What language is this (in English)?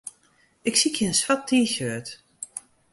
Western Frisian